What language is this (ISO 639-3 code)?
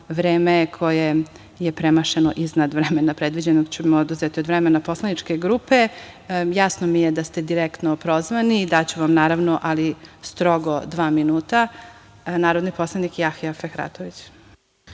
srp